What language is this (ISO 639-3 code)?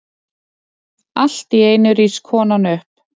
isl